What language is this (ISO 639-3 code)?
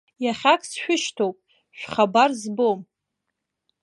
abk